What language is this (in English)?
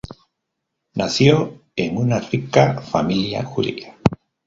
Spanish